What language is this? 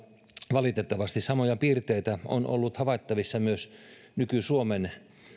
Finnish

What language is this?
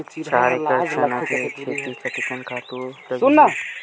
Chhattisgarhi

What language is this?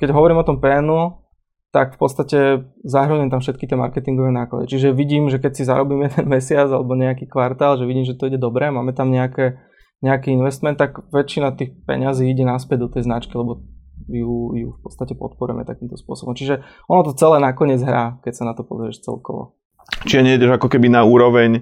Slovak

